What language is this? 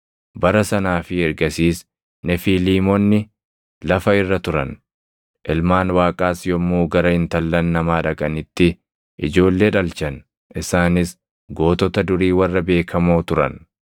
Oromo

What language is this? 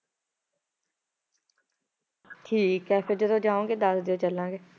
Punjabi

